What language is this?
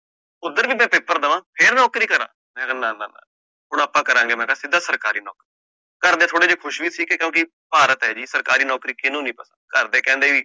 Punjabi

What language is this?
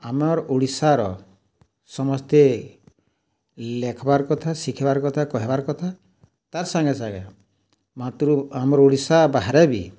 Odia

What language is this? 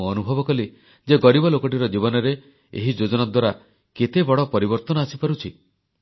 Odia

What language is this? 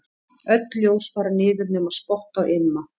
Icelandic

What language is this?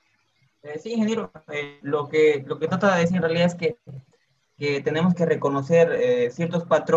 Spanish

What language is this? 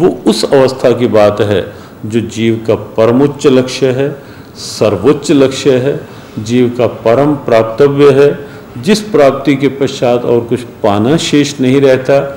Hindi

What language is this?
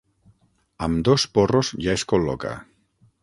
Catalan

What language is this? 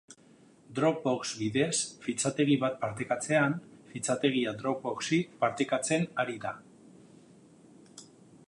Basque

